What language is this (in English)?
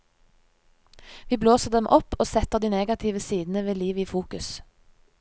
Norwegian